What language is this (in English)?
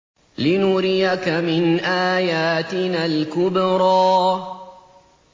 Arabic